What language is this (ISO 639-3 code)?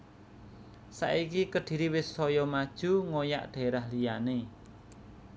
jav